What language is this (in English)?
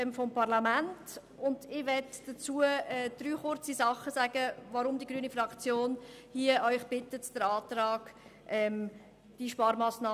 Swiss German